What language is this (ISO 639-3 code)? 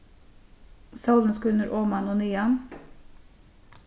fao